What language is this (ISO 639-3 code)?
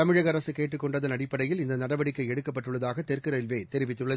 tam